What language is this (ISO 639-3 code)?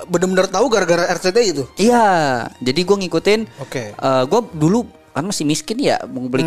ind